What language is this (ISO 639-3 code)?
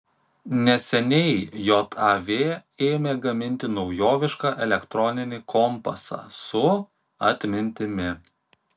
lit